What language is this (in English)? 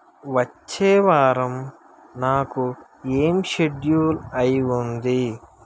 Telugu